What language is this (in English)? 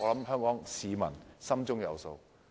Cantonese